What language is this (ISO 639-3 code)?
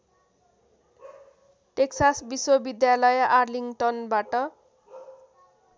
nep